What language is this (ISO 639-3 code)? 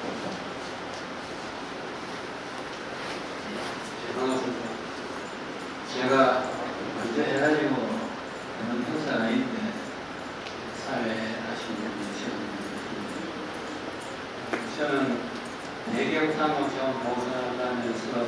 kor